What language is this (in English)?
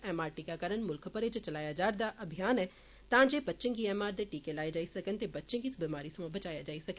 Dogri